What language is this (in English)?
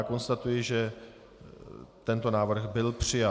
Czech